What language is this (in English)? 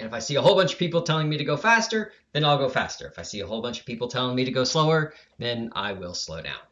English